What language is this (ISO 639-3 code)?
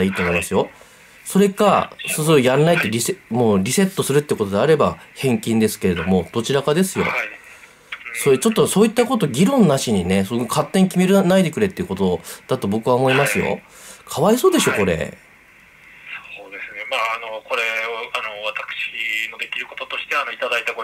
jpn